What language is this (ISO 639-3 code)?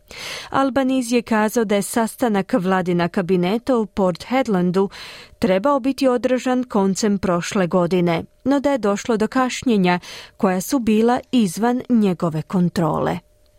hrv